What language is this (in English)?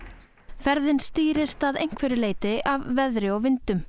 Icelandic